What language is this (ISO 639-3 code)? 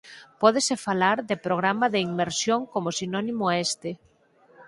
glg